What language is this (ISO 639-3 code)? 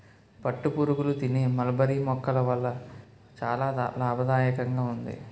tel